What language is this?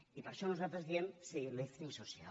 Catalan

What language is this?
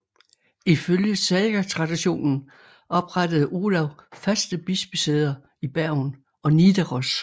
Danish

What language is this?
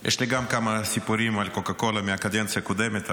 Hebrew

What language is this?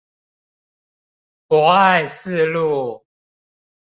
Chinese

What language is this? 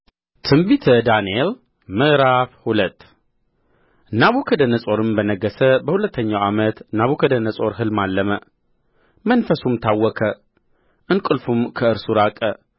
Amharic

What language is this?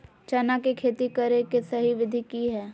Magahi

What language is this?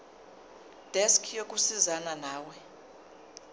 Zulu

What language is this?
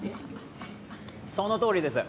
Japanese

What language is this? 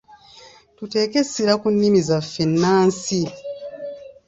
Ganda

